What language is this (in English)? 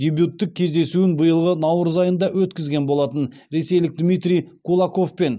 Kazakh